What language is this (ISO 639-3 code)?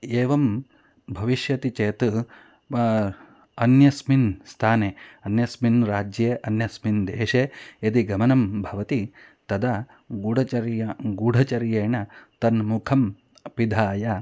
san